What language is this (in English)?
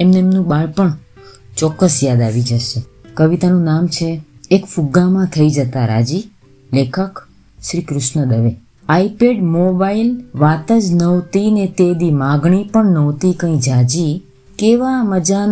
Gujarati